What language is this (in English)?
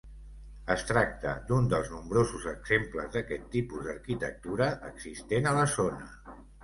Catalan